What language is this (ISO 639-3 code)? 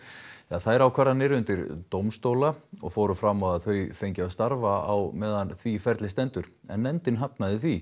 isl